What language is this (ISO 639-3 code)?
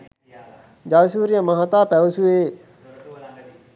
sin